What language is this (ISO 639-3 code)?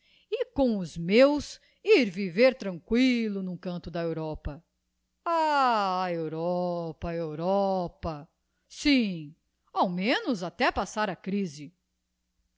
por